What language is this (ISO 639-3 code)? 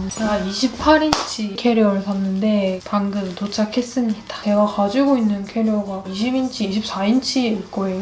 kor